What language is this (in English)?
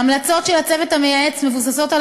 Hebrew